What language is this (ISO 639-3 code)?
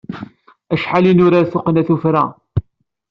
kab